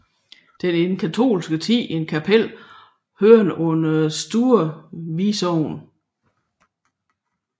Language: Danish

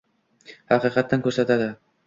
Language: Uzbek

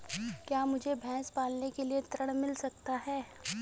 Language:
Hindi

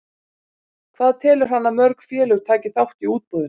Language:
Icelandic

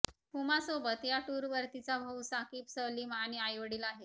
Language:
Marathi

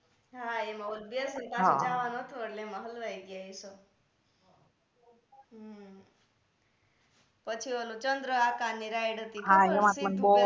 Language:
Gujarati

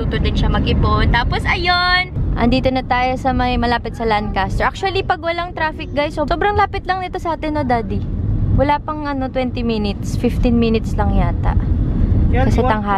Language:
Filipino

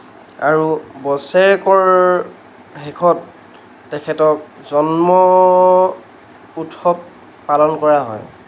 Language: Assamese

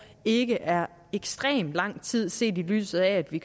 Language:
Danish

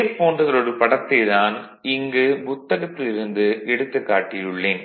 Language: Tamil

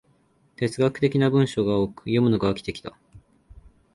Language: Japanese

